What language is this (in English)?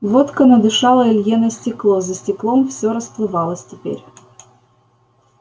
Russian